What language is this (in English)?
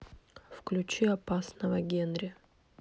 Russian